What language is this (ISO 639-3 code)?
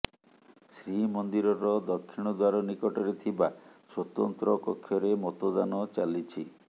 ori